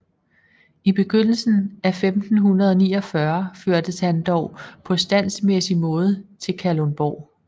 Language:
Danish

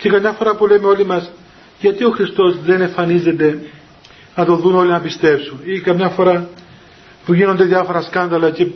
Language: Greek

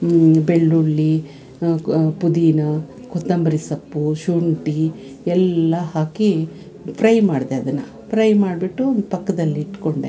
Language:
Kannada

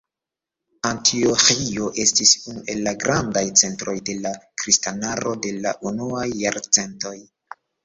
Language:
Esperanto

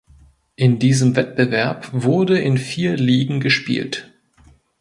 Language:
German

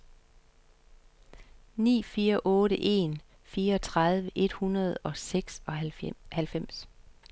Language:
Danish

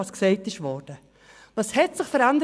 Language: Swiss German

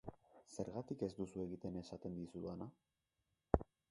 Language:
Basque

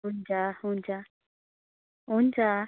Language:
Nepali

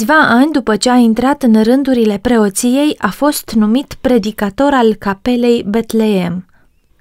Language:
Romanian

